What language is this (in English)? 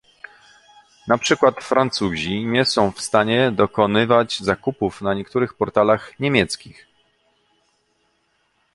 Polish